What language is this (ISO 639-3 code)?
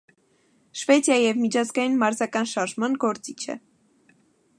hye